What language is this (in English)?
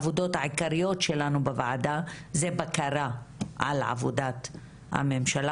Hebrew